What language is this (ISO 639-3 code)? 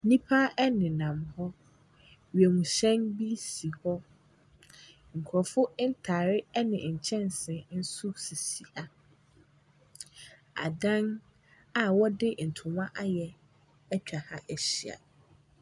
aka